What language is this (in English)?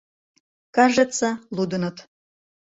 Mari